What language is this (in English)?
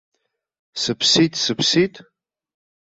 Abkhazian